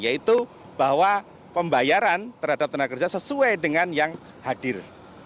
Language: Indonesian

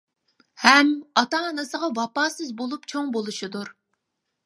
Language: Uyghur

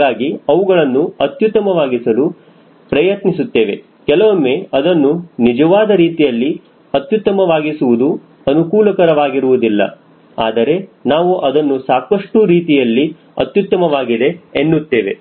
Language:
Kannada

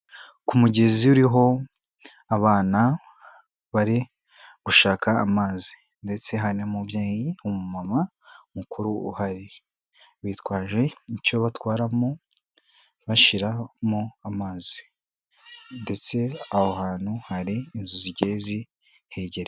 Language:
Kinyarwanda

